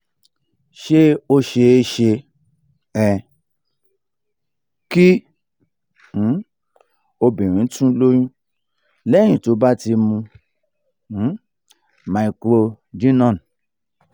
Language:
Yoruba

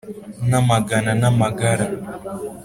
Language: Kinyarwanda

